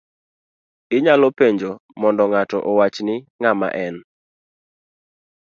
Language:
Luo (Kenya and Tanzania)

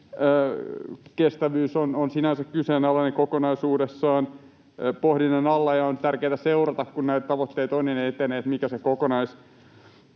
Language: Finnish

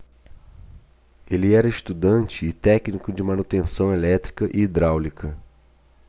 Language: Portuguese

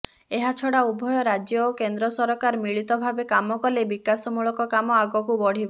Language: Odia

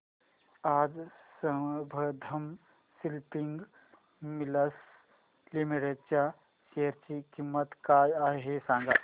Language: Marathi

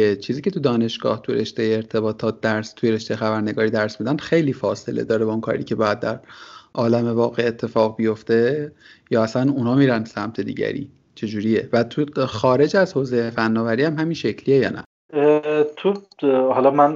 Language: Persian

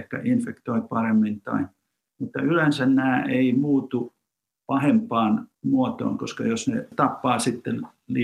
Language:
Finnish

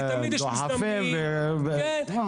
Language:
Hebrew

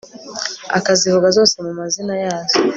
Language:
Kinyarwanda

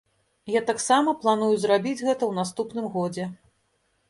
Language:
Belarusian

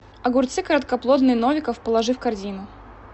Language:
Russian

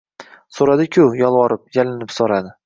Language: Uzbek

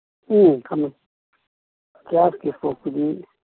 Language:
Manipuri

